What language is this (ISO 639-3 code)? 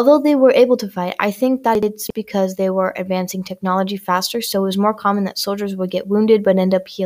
eng